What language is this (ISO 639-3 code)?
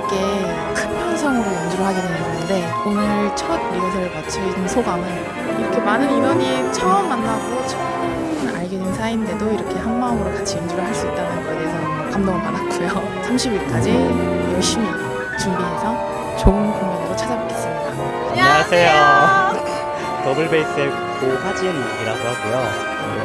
kor